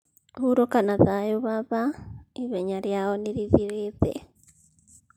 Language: Kikuyu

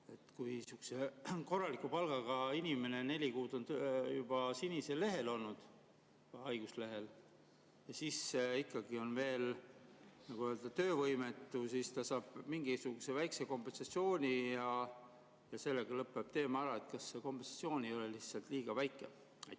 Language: Estonian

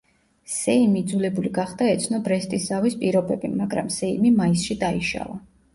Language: Georgian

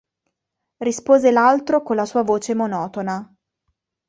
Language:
Italian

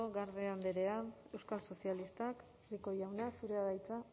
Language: Basque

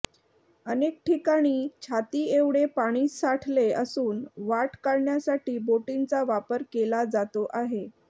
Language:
Marathi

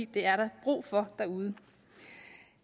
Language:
Danish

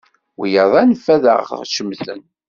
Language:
Kabyle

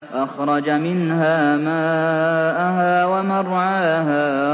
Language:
Arabic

